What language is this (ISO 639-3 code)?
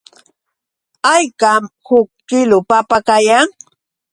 qux